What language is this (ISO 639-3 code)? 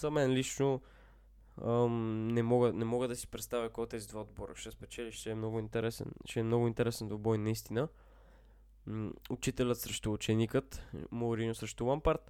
bul